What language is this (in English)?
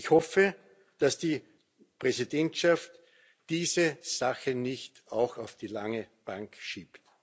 German